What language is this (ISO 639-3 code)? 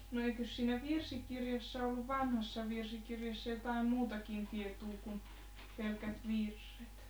fin